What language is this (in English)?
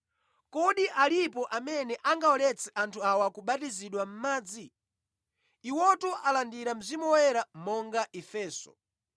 Nyanja